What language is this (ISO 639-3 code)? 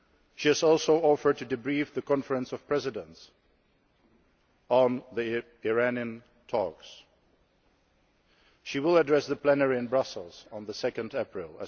eng